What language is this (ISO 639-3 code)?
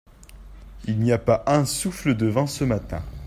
fra